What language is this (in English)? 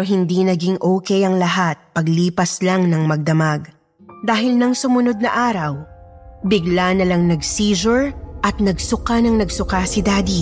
Filipino